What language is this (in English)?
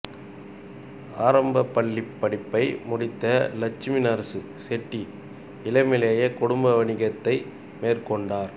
Tamil